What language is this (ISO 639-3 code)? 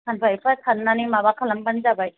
brx